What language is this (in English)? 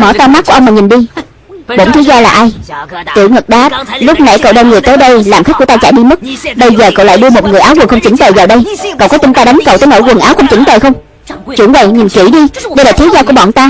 Vietnamese